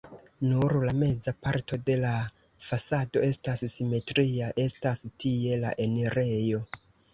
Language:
Esperanto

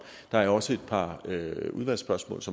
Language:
Danish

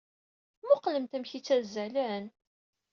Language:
Kabyle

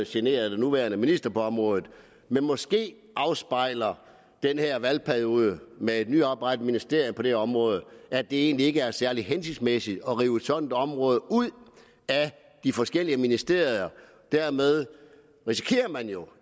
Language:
Danish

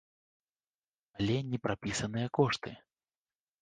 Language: Belarusian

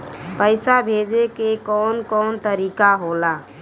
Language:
Bhojpuri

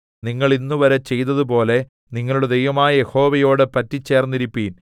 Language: Malayalam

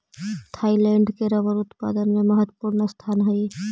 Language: Magahi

